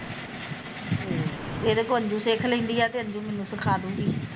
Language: Punjabi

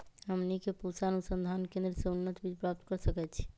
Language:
Magahi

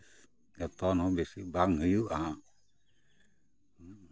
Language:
Santali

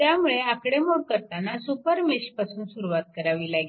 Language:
Marathi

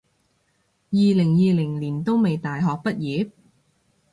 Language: Cantonese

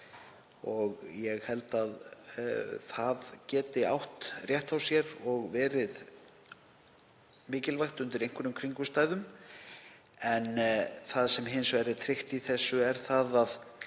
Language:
Icelandic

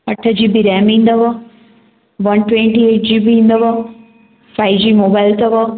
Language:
Sindhi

